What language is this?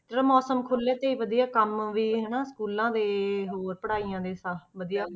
Punjabi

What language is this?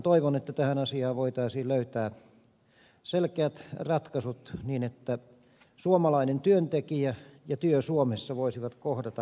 Finnish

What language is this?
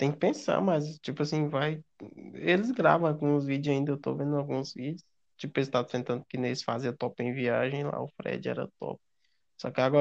Portuguese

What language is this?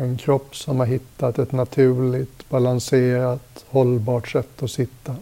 Swedish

